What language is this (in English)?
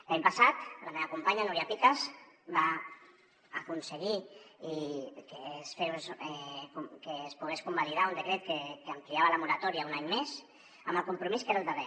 Catalan